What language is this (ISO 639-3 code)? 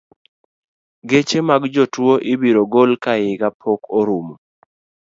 luo